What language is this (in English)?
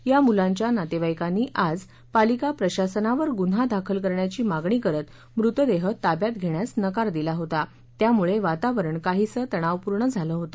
Marathi